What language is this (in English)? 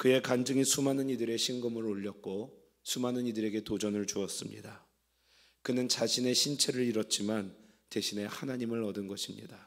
Korean